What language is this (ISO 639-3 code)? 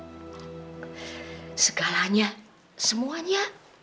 ind